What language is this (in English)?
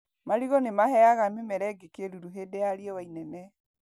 Kikuyu